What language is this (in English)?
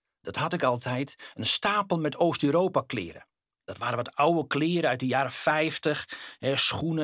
Dutch